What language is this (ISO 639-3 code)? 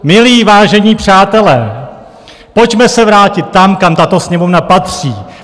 ces